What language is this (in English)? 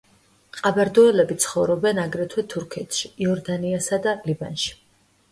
Georgian